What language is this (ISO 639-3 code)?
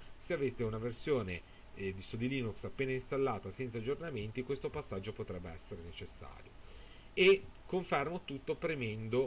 ita